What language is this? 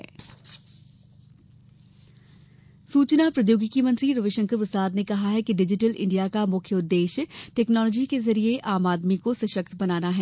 Hindi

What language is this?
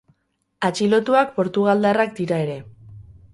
Basque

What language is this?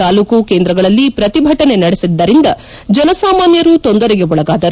Kannada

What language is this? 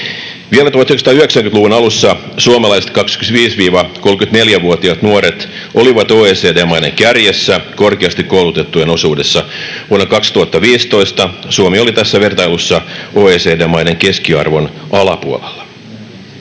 Finnish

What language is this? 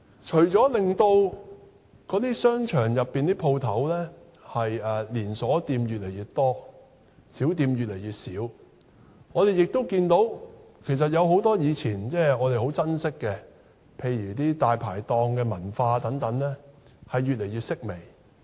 Cantonese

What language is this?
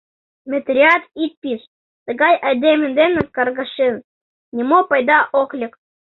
Mari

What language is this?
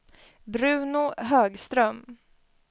Swedish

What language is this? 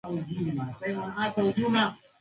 Swahili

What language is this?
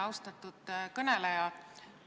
Estonian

